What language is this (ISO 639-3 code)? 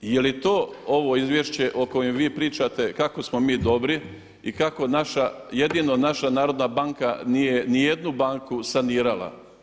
hrv